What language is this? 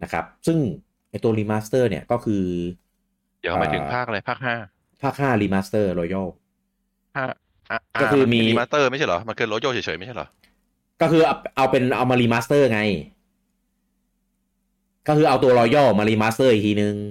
Thai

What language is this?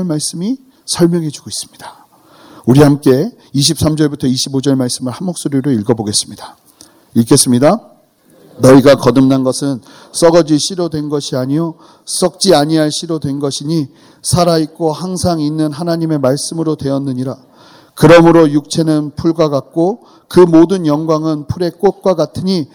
Korean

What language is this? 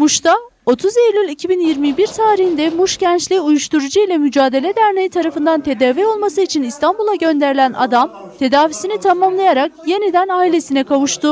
Turkish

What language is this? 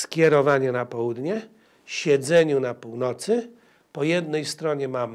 Polish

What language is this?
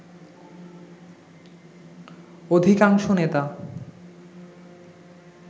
Bangla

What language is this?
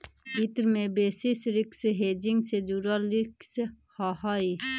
Magahi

